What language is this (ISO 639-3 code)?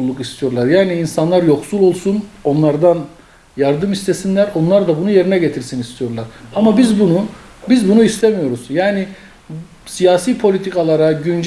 tur